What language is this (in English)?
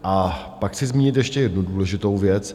Czech